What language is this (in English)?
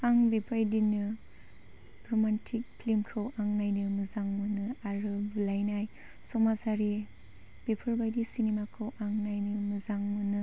Bodo